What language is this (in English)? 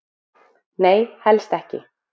Icelandic